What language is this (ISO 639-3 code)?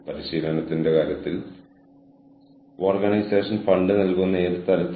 mal